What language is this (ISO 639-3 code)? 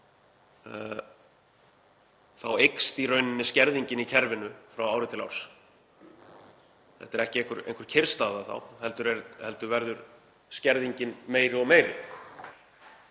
isl